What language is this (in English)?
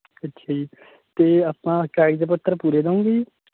Punjabi